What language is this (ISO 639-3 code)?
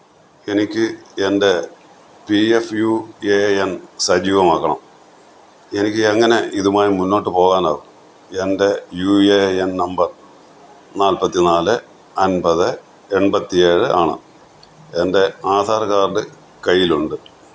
mal